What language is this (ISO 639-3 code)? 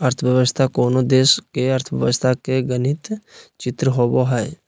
mag